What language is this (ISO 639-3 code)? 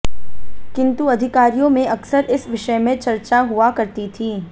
hin